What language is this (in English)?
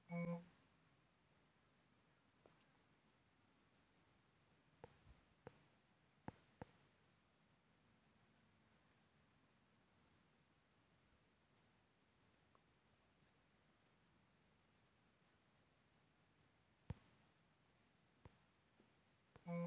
Chhattisgarhi